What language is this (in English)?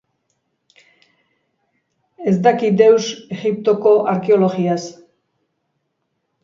Basque